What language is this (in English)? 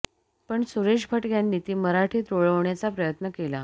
Marathi